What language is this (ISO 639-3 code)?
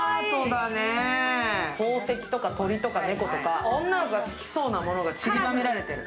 jpn